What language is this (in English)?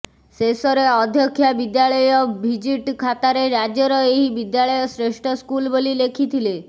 Odia